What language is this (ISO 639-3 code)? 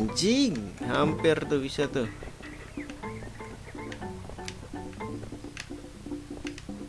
ind